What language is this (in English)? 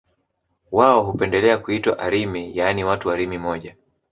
Swahili